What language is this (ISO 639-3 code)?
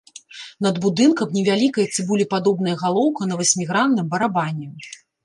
bel